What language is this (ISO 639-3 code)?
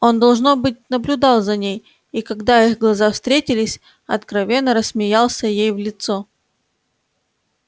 rus